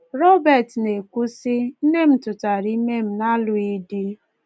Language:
Igbo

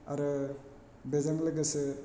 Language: Bodo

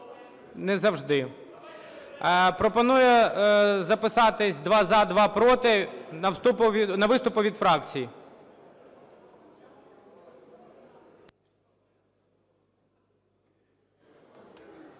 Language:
Ukrainian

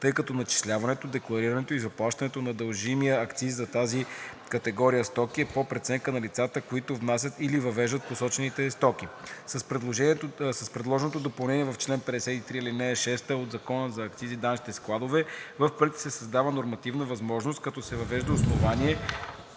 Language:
Bulgarian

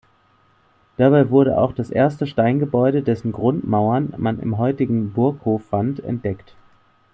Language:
German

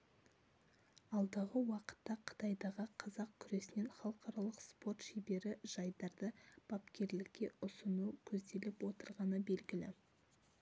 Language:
Kazakh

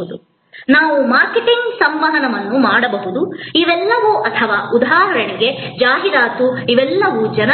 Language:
Kannada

